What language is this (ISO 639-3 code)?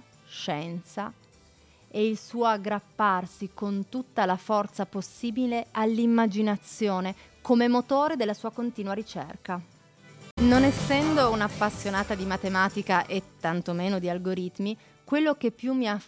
ita